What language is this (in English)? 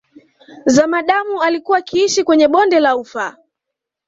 Swahili